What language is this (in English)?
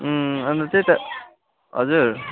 Nepali